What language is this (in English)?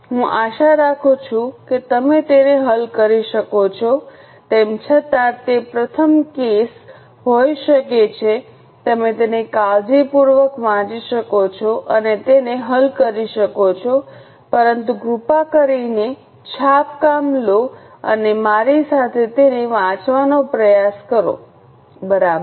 Gujarati